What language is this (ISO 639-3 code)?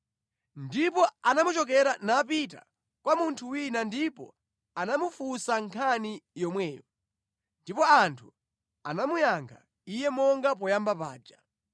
nya